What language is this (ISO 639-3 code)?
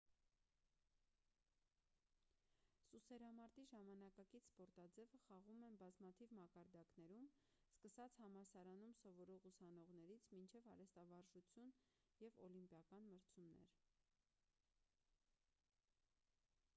hye